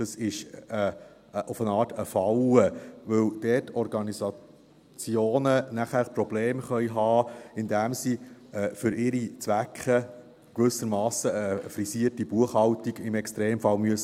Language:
Swiss German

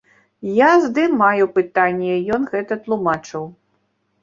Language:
Belarusian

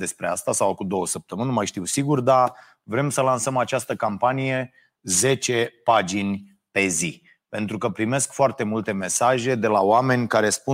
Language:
Romanian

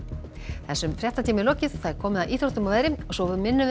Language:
Icelandic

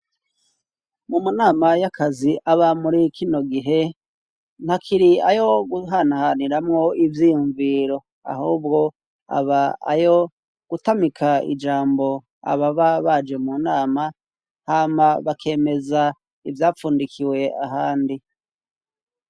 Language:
Rundi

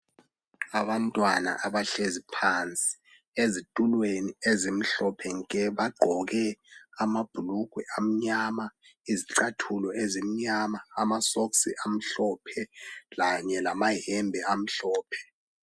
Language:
North Ndebele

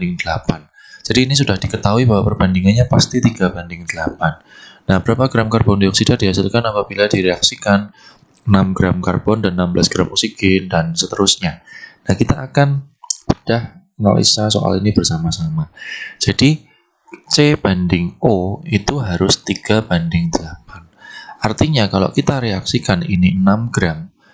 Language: Indonesian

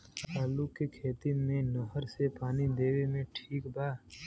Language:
Bhojpuri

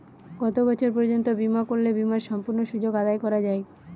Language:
Bangla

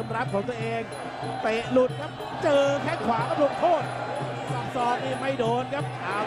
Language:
Thai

